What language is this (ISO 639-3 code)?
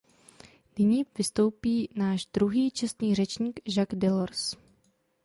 ces